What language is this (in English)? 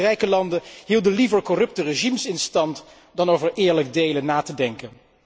Dutch